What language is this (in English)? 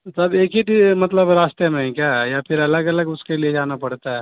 Urdu